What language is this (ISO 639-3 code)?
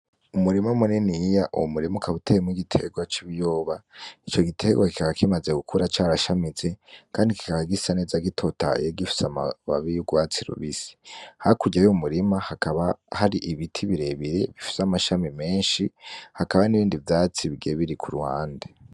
run